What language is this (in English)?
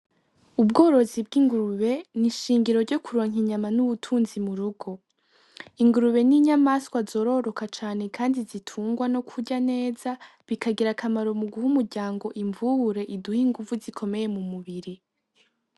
Rundi